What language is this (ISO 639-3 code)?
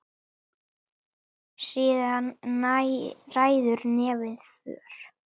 isl